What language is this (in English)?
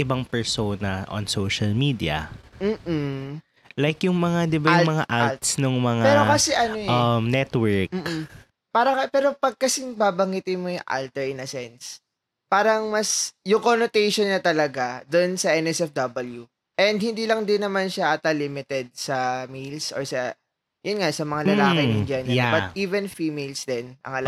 Filipino